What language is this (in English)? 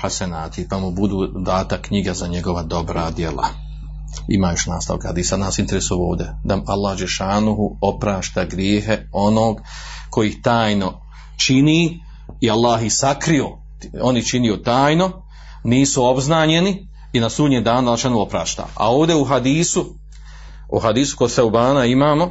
Croatian